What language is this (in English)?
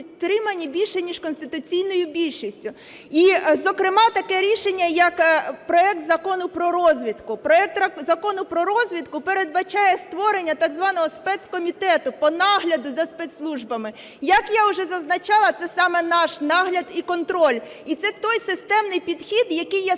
Ukrainian